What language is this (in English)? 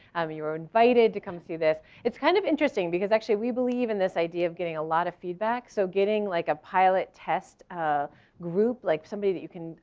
English